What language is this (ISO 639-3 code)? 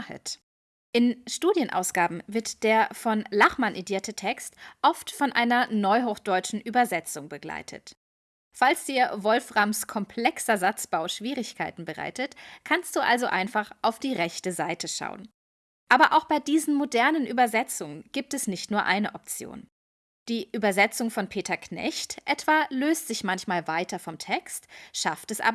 deu